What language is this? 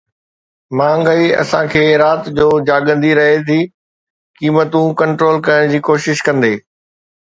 Sindhi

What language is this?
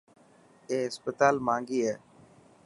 Dhatki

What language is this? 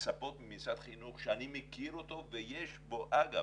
Hebrew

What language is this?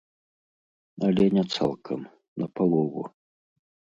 Belarusian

